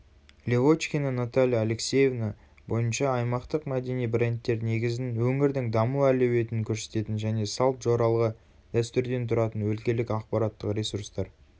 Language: Kazakh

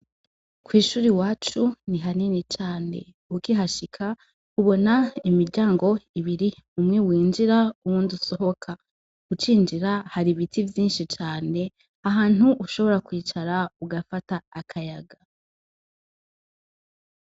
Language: Rundi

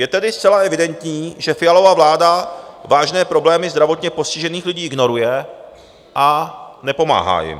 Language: Czech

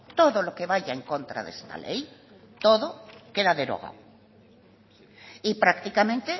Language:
Spanish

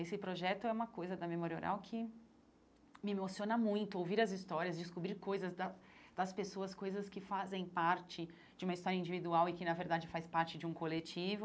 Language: Portuguese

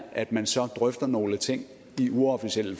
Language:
Danish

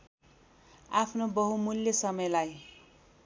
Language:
Nepali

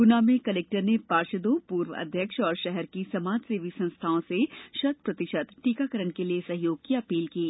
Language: Hindi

